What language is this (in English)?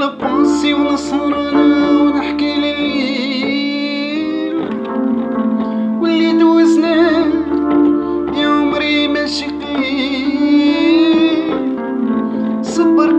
Turkish